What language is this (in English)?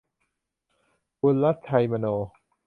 Thai